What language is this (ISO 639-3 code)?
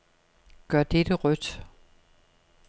dan